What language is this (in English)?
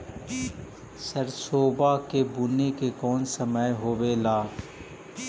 Magahi